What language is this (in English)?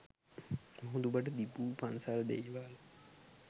Sinhala